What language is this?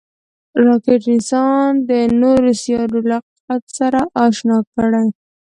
Pashto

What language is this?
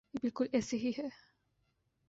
Urdu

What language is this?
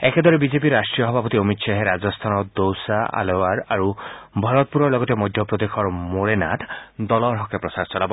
Assamese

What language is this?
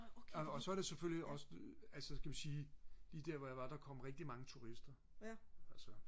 Danish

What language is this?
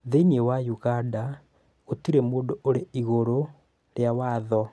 Kikuyu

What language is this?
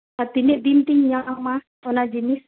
Santali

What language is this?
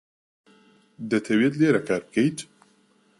Central Kurdish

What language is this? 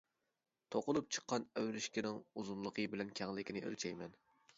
Uyghur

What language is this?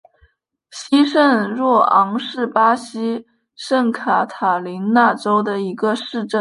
Chinese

